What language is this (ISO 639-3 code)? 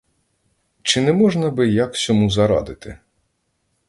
ukr